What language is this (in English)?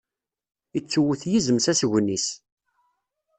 Kabyle